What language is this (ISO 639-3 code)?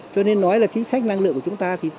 vie